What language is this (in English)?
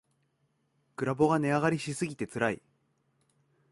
Japanese